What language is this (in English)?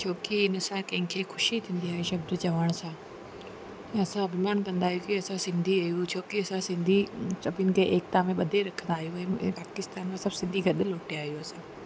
Sindhi